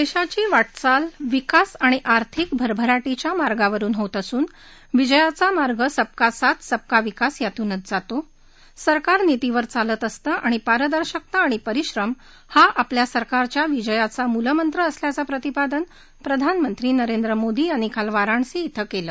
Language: Marathi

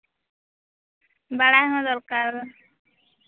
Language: Santali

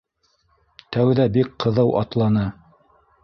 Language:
Bashkir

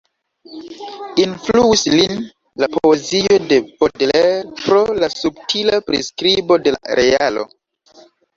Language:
Esperanto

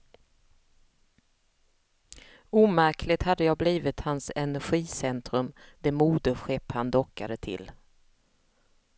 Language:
Swedish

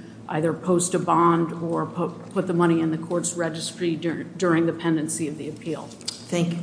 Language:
English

